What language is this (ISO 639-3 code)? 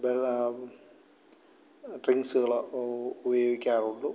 mal